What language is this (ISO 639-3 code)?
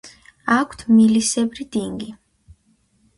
kat